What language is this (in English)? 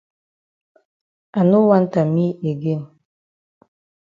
Cameroon Pidgin